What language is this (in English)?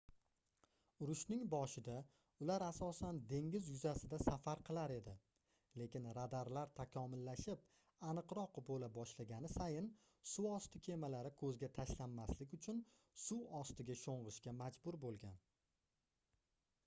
Uzbek